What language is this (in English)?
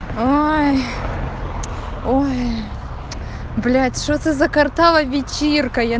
Russian